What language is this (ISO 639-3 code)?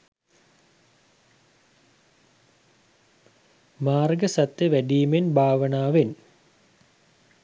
sin